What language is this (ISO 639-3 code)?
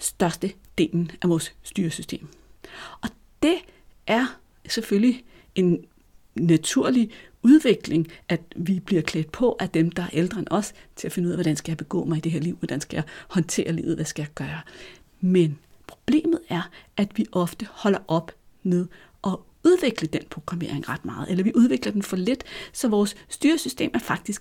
dan